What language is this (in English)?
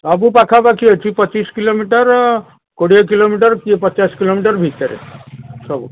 Odia